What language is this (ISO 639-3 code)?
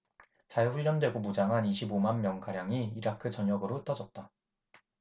kor